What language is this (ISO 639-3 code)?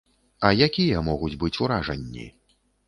bel